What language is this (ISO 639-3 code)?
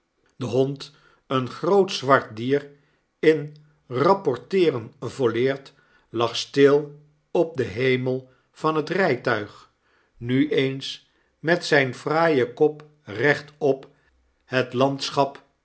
nld